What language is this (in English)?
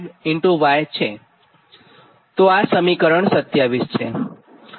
Gujarati